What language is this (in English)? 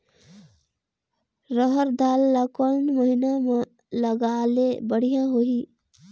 Chhattisgarhi